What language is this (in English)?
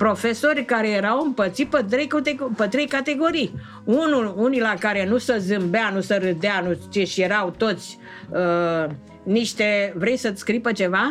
Romanian